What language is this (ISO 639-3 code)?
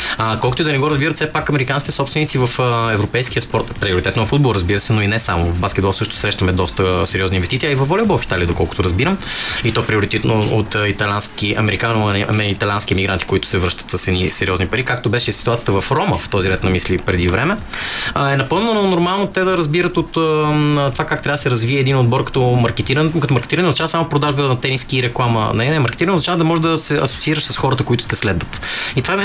bul